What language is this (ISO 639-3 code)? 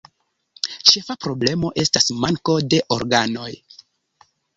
epo